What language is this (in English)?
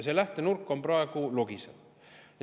Estonian